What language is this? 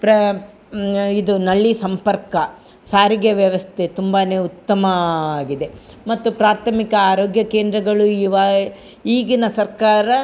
Kannada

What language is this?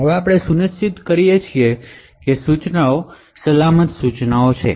Gujarati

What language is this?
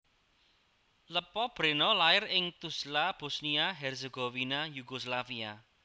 Javanese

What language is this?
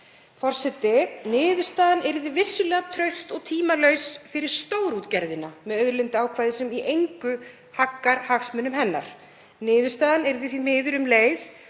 Icelandic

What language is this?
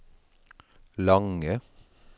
Norwegian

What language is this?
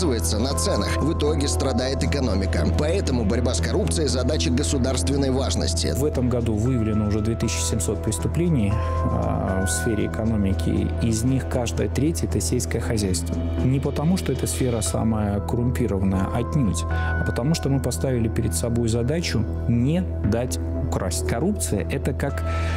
Russian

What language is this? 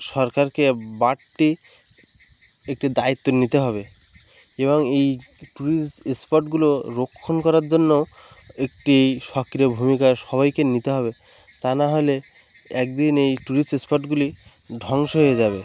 Bangla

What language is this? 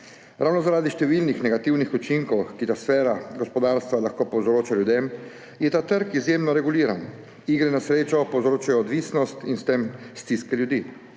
Slovenian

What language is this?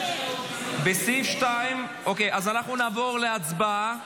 Hebrew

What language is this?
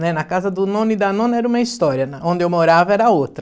Portuguese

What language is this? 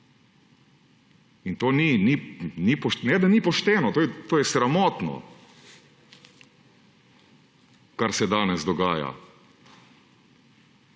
Slovenian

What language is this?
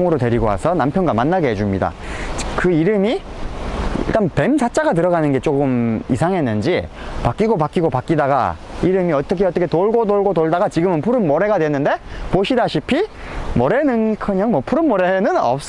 Korean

